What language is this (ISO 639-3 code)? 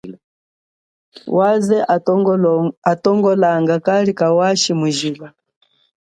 cjk